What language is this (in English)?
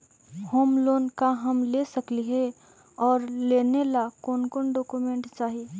Magahi